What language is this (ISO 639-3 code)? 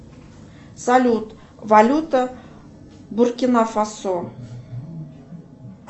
rus